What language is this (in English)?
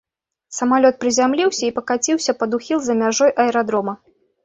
Belarusian